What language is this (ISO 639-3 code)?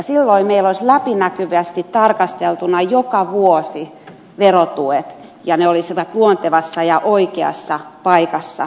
fin